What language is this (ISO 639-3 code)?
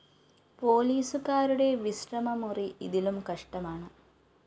mal